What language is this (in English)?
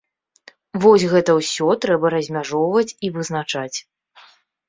Belarusian